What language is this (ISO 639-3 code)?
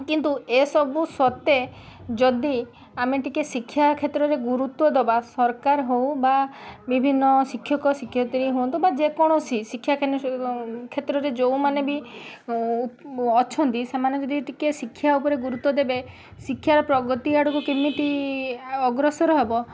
ori